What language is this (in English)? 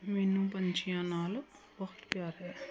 Punjabi